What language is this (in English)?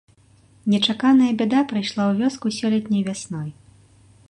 Belarusian